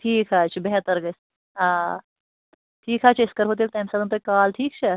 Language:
Kashmiri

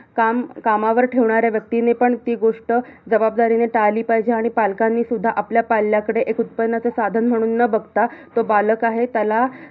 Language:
Marathi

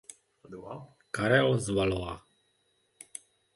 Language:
Czech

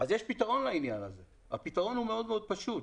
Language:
Hebrew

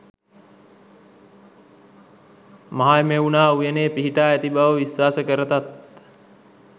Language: Sinhala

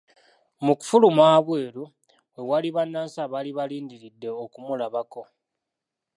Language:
Ganda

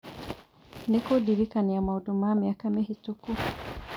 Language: Kikuyu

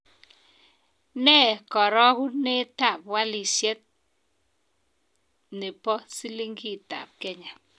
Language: Kalenjin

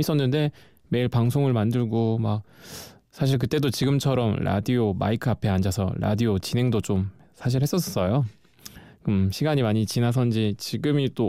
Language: Korean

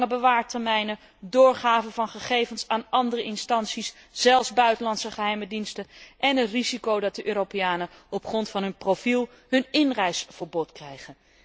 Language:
Dutch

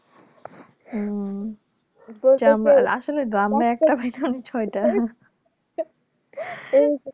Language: Bangla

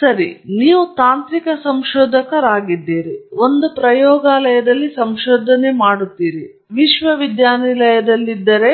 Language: Kannada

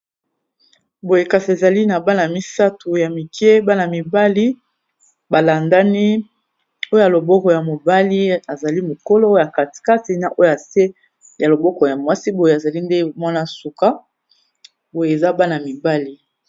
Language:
Lingala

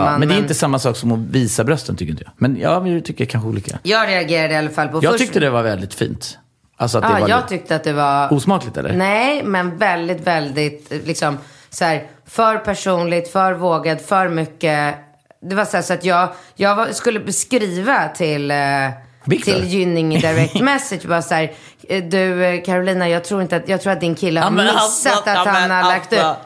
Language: Swedish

